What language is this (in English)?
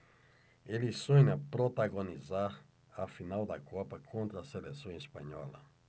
Portuguese